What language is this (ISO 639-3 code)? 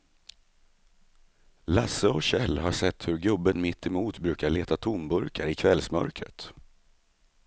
swe